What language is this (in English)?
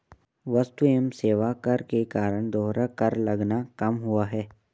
Hindi